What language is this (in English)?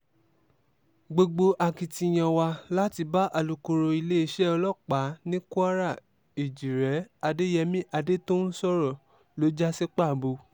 Yoruba